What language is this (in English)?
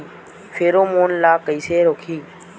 Chhattisgarhi